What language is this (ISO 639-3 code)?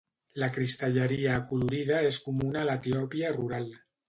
cat